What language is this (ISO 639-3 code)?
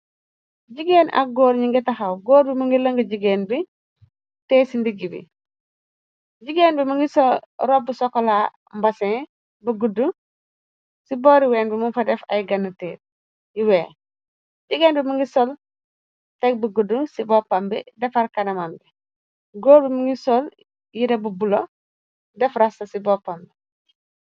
wol